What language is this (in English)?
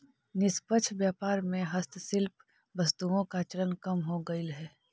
Magahi